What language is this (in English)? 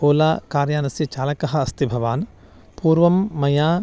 Sanskrit